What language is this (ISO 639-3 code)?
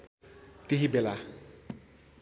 nep